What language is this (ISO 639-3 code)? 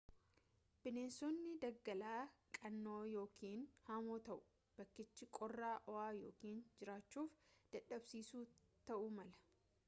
orm